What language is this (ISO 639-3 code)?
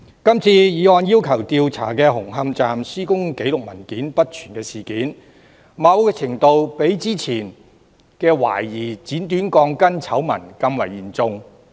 yue